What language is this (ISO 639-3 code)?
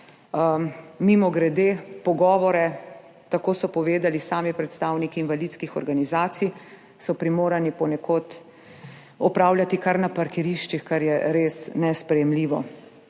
slv